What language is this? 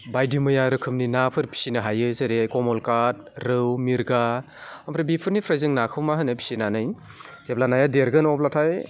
Bodo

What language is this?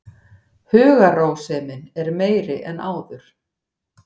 Icelandic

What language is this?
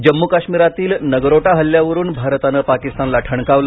Marathi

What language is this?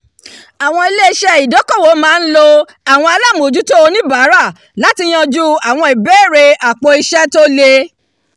Yoruba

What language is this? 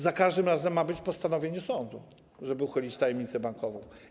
Polish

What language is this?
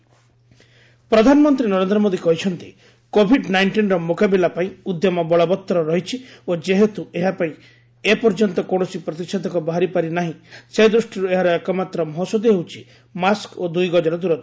Odia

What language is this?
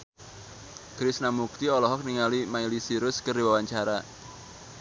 Sundanese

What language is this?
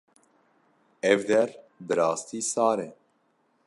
Kurdish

